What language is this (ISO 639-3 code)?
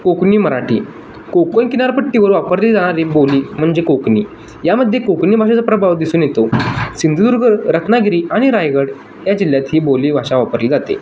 mar